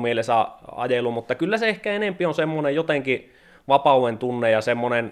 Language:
Finnish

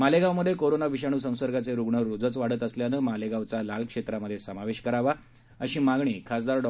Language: Marathi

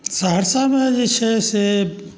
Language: Maithili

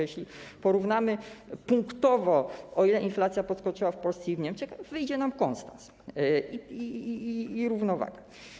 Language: Polish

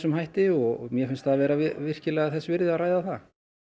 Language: Icelandic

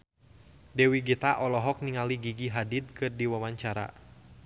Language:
Sundanese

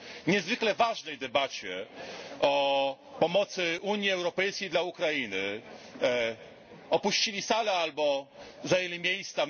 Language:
Polish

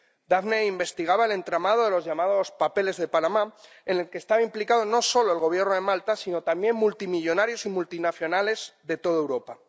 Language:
Spanish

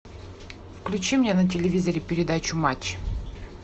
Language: Russian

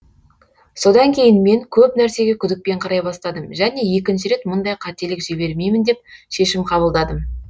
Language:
Kazakh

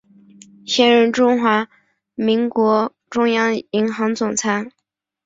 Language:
Chinese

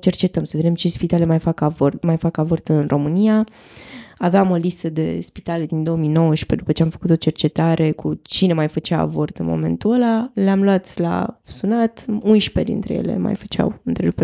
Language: Romanian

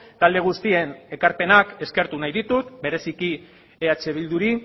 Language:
Basque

